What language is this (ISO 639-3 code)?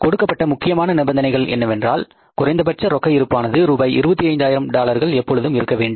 tam